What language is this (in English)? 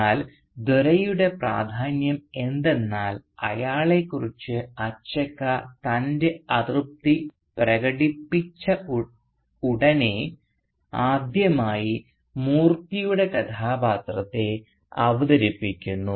Malayalam